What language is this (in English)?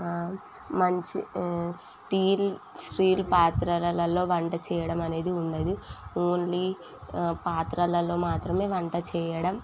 Telugu